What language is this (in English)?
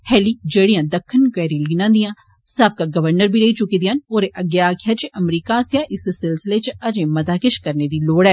Dogri